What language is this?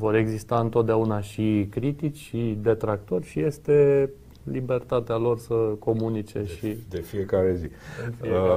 Romanian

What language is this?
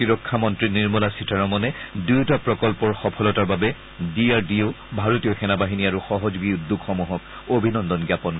Assamese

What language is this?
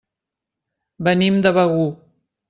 Catalan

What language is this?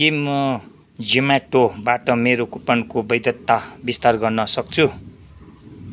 Nepali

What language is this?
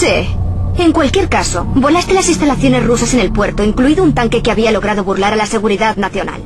Spanish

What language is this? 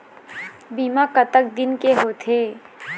Chhattisgarhi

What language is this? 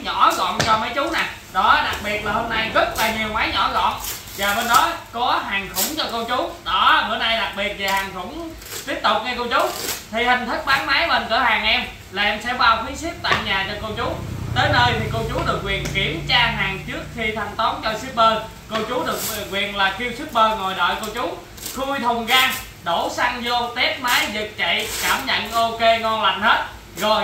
Vietnamese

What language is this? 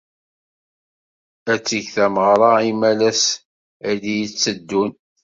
Kabyle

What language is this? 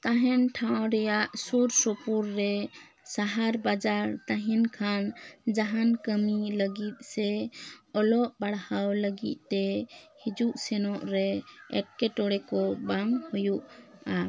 Santali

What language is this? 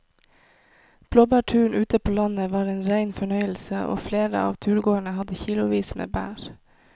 Norwegian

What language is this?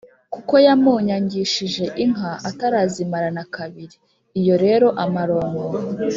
Kinyarwanda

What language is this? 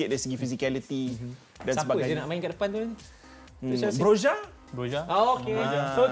Malay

